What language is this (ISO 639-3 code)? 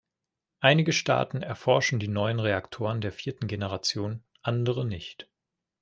deu